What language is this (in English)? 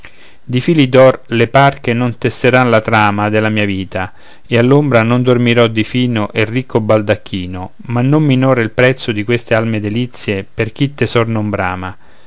Italian